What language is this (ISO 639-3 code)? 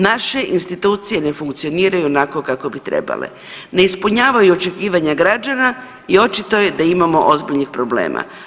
hrv